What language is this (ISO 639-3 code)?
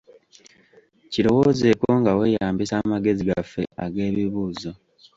lug